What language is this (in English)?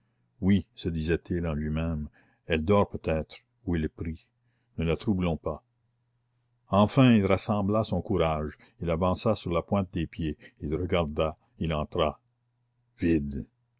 French